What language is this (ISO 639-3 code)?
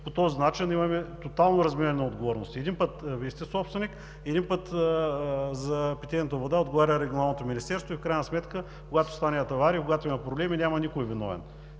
bul